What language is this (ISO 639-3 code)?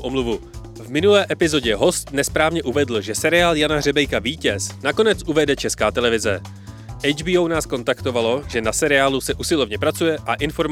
ces